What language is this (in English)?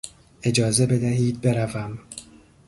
Persian